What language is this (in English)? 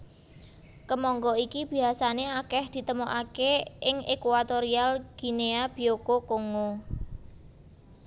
Javanese